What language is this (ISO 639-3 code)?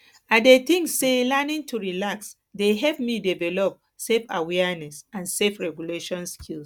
pcm